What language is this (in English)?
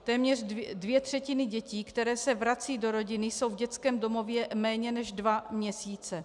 Czech